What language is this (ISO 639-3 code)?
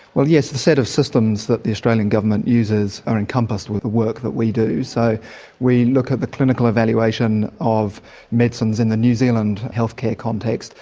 eng